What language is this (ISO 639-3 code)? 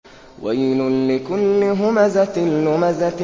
ara